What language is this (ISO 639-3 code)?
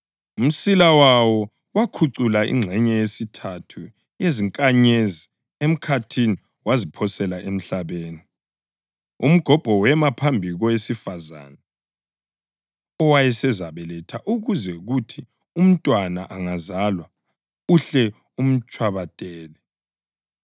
nde